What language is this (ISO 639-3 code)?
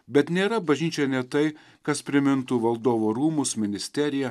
lit